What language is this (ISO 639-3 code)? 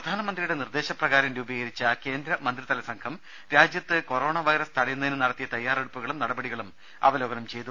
mal